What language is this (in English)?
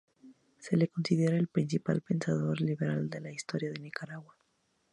Spanish